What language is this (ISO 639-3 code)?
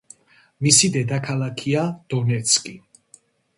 kat